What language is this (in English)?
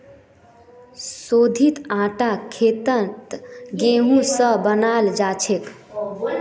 Magahi